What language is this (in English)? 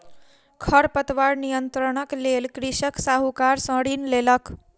Maithili